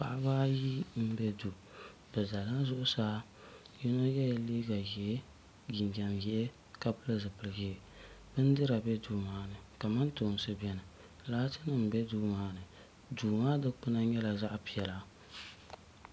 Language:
Dagbani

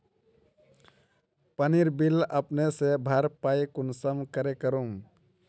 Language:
Magahi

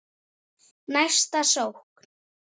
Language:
Icelandic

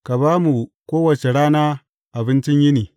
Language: Hausa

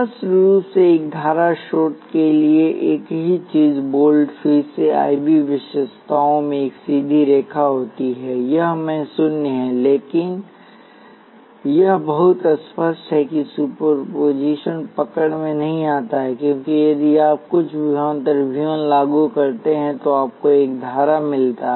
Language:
Hindi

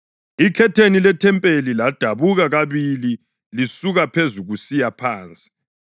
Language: North Ndebele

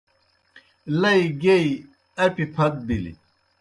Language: Kohistani Shina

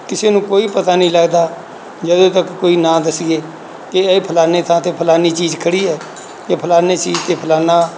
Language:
Punjabi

